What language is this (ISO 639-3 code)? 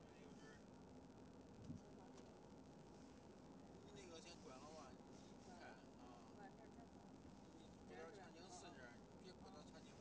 zho